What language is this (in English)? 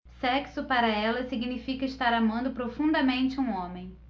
Portuguese